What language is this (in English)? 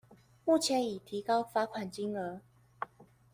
Chinese